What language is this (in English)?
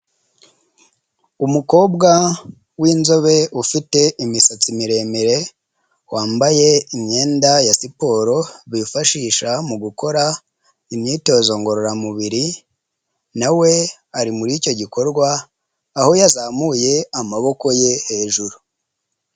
Kinyarwanda